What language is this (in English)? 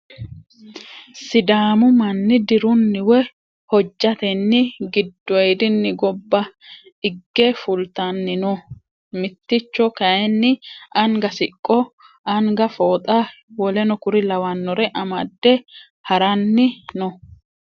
Sidamo